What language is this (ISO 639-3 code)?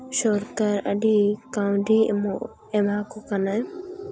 sat